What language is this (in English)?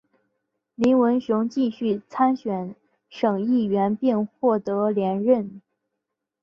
Chinese